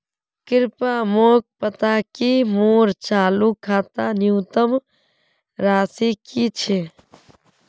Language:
Magahi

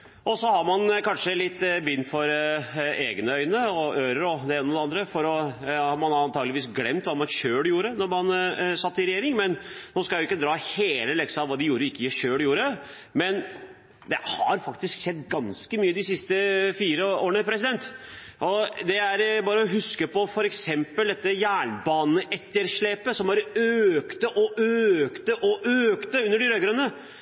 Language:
Norwegian Bokmål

